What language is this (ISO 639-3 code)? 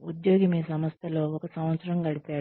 tel